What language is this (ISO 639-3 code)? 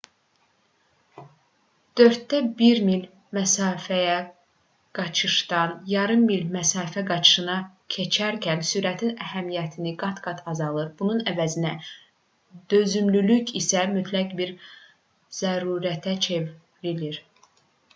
aze